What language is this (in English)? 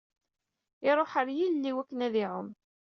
Kabyle